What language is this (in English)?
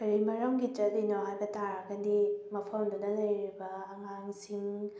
Manipuri